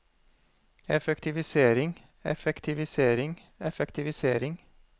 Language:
Norwegian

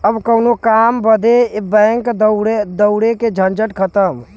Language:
Bhojpuri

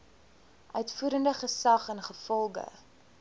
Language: Afrikaans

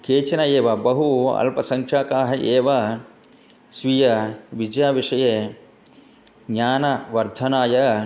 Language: Sanskrit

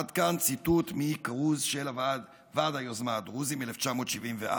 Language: Hebrew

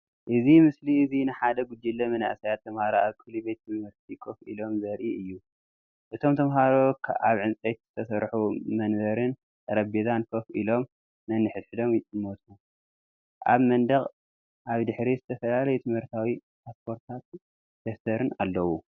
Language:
Tigrinya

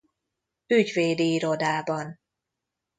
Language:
Hungarian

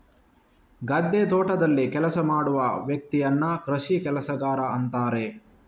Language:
Kannada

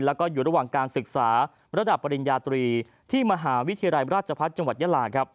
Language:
Thai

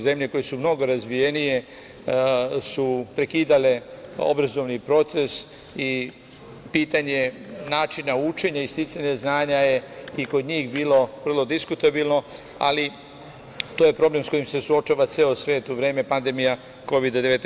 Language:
Serbian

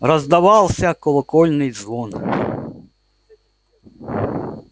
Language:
Russian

